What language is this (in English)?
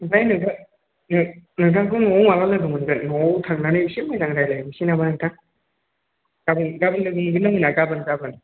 Bodo